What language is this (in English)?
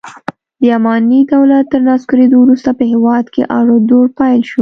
Pashto